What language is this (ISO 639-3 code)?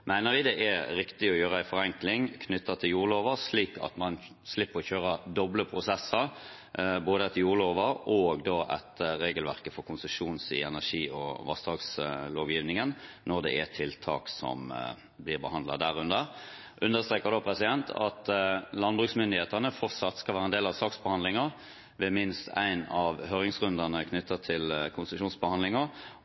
nob